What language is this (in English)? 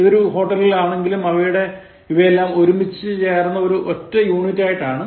Malayalam